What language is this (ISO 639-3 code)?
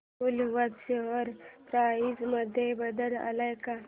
mar